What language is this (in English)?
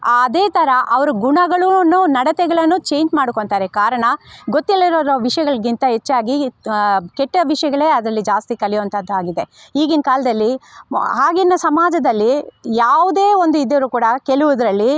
Kannada